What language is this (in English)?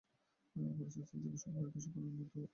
Bangla